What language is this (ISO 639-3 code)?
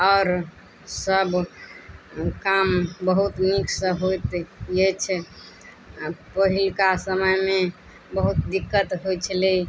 mai